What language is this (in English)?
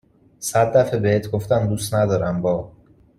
Persian